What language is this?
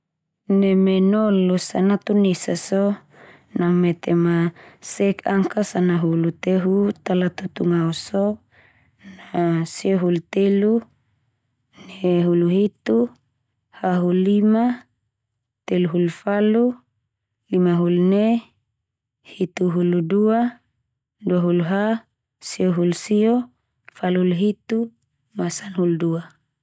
Termanu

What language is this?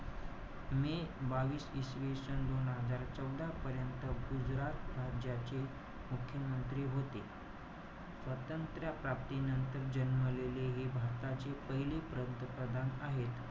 Marathi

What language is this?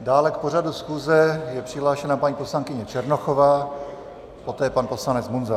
Czech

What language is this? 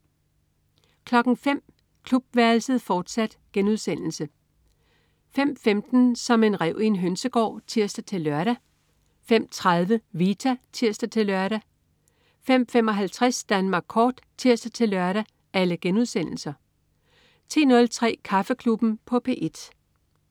Danish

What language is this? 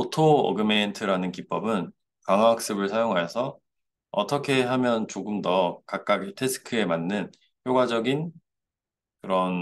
Korean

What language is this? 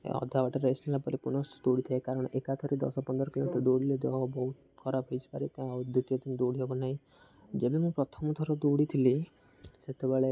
Odia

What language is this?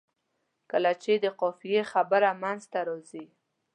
Pashto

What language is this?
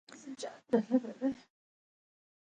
Pashto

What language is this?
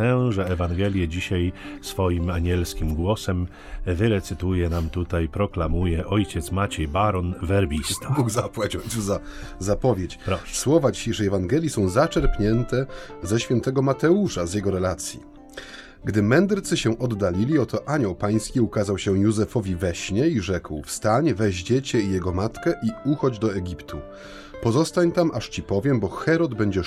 Polish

